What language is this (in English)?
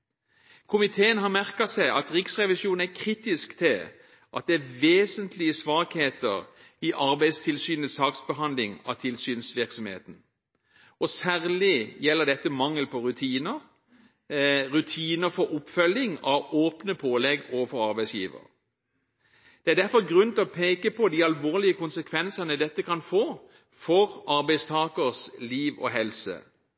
Norwegian Bokmål